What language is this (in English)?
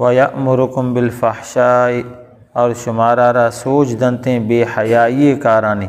Arabic